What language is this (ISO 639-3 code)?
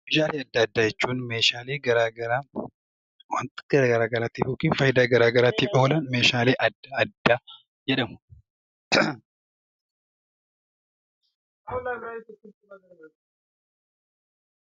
orm